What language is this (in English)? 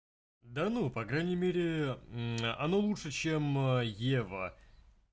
Russian